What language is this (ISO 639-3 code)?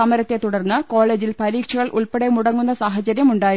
mal